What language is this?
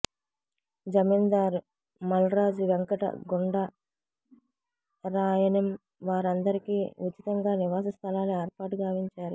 Telugu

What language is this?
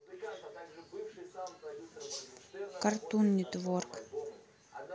Russian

